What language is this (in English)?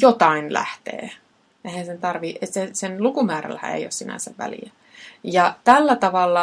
Finnish